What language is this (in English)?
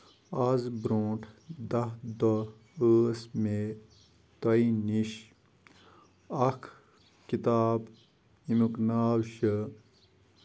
Kashmiri